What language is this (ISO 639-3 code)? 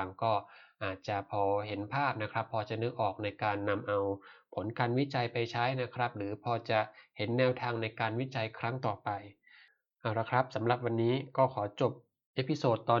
tha